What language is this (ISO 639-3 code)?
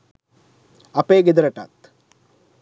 sin